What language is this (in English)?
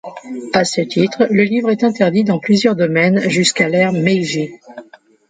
French